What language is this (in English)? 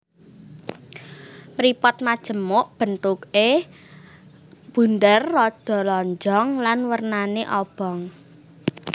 Javanese